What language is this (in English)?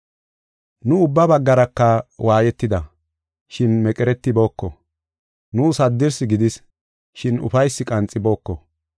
Gofa